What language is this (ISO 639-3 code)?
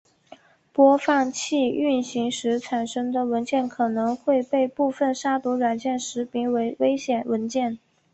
zho